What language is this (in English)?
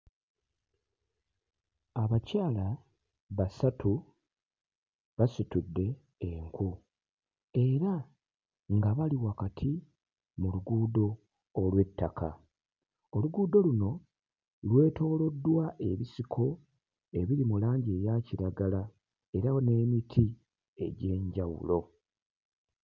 Ganda